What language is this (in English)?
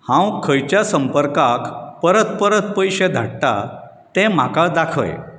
Konkani